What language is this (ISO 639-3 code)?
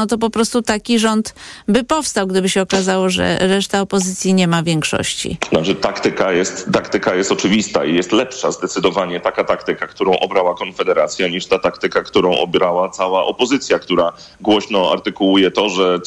pol